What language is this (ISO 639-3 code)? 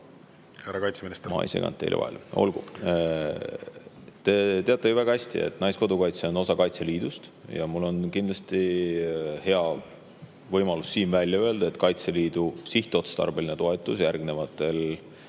est